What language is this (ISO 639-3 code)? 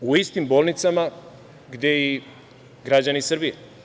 srp